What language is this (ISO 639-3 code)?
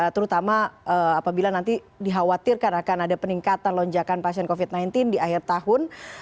ind